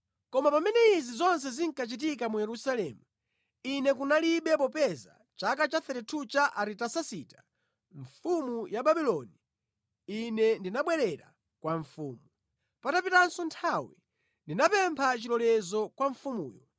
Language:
Nyanja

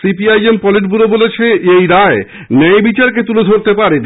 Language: Bangla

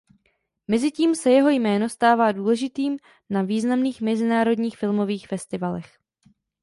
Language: Czech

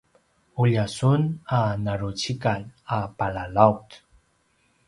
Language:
Paiwan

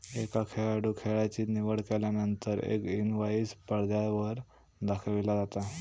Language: Marathi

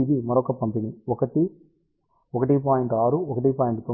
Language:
Telugu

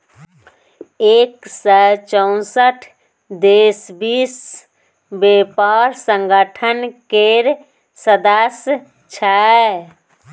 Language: Maithili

